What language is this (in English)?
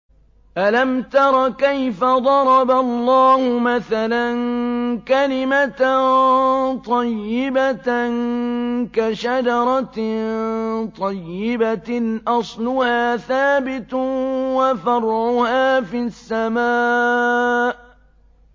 Arabic